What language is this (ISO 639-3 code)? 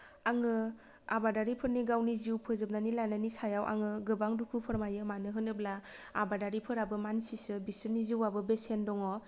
brx